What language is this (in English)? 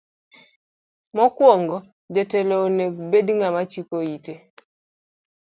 Luo (Kenya and Tanzania)